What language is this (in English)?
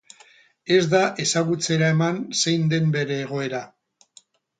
Basque